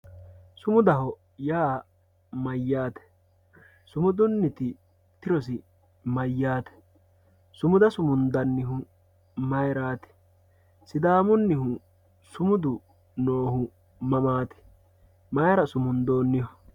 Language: Sidamo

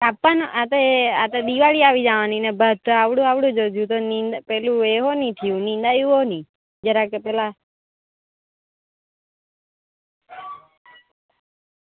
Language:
Gujarati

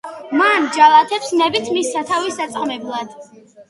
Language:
Georgian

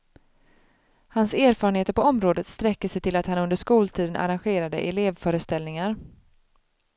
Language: Swedish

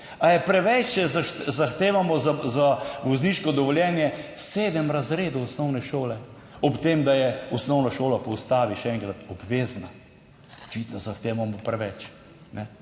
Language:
Slovenian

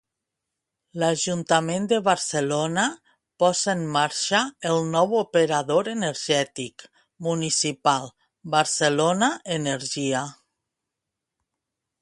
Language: Catalan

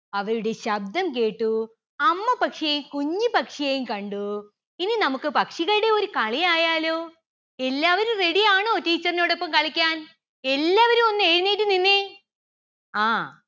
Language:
Malayalam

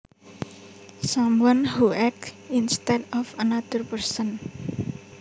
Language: Javanese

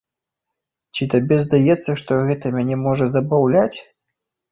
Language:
Belarusian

